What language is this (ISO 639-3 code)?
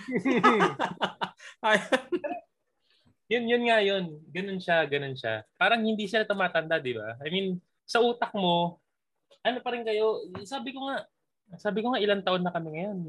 fil